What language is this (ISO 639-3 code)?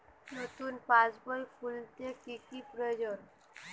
ben